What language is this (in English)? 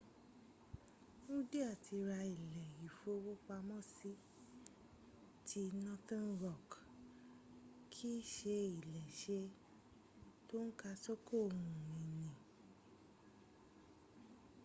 Yoruba